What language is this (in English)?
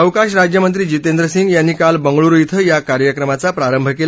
Marathi